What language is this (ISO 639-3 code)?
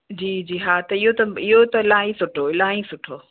snd